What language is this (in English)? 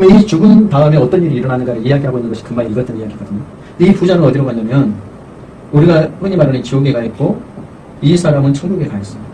Korean